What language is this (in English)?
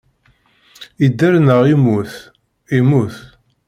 Kabyle